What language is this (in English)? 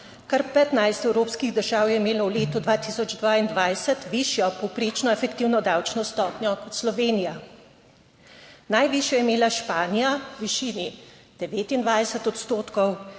Slovenian